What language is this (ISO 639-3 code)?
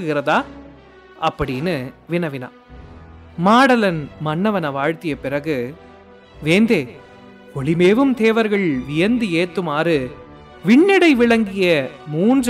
tam